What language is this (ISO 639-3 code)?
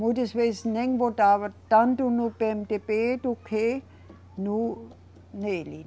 por